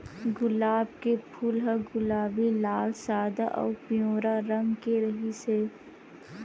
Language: Chhattisgarhi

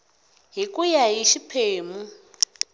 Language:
Tsonga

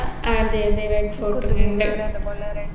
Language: Malayalam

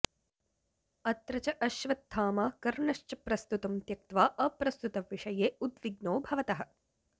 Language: Sanskrit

